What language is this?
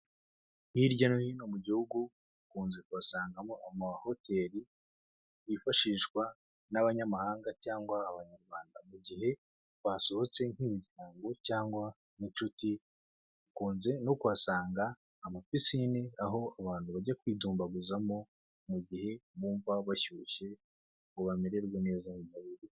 Kinyarwanda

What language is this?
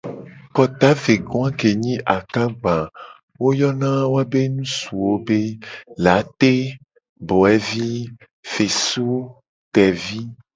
Gen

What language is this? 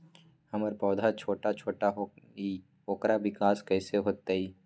Magahi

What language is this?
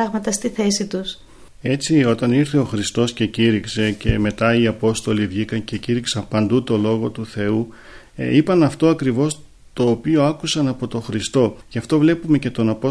Greek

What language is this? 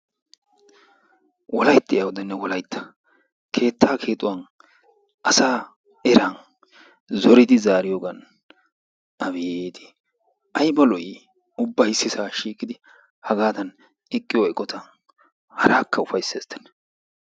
Wolaytta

